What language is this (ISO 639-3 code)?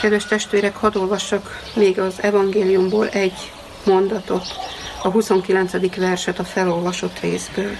hun